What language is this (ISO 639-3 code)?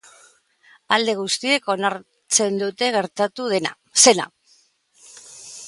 eus